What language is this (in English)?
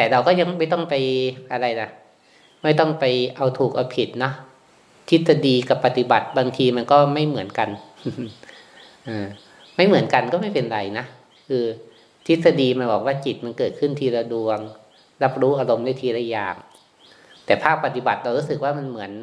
Thai